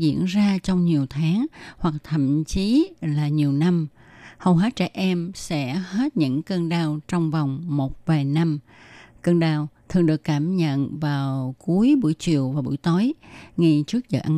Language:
Vietnamese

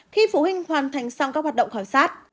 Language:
Vietnamese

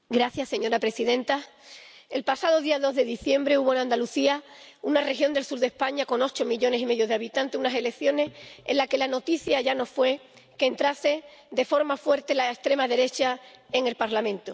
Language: Spanish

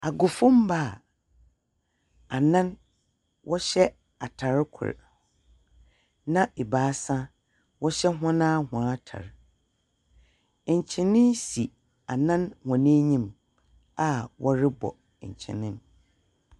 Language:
Akan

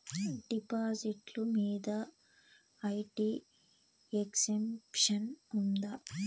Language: Telugu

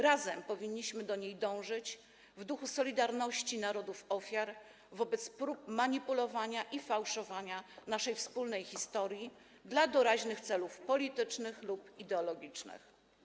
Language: Polish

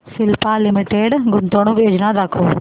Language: Marathi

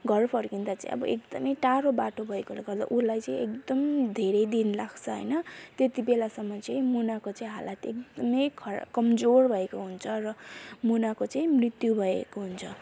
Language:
Nepali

